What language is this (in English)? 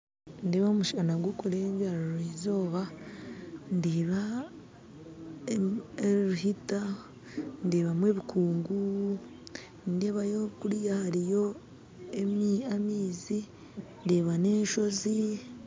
Nyankole